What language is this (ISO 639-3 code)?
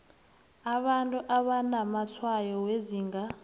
nbl